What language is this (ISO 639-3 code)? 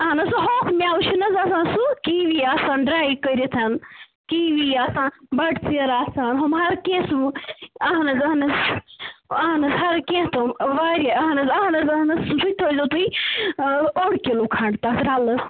kas